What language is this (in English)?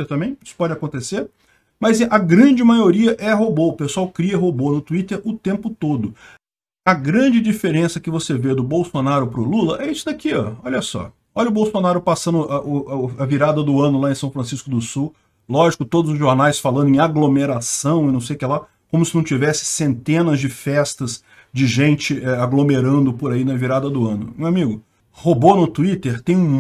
Portuguese